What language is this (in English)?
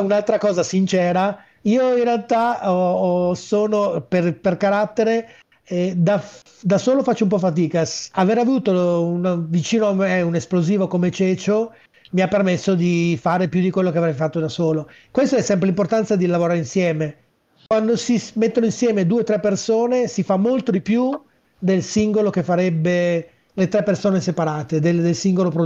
Italian